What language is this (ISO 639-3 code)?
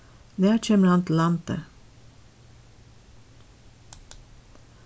fao